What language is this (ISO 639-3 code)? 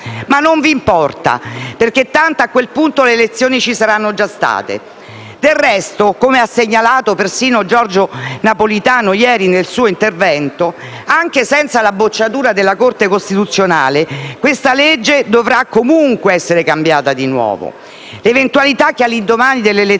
ita